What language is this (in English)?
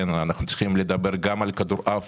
Hebrew